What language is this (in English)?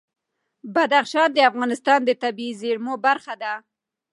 Pashto